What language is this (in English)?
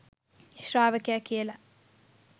Sinhala